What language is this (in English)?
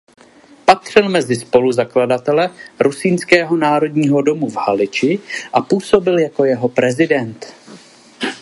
Czech